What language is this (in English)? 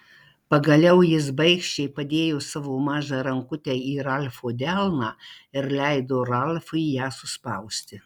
Lithuanian